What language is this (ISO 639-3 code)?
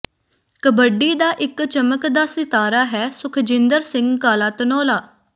pan